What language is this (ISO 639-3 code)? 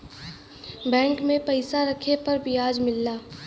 bho